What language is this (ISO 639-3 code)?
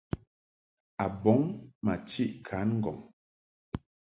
mhk